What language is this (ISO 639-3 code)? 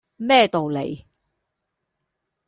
yue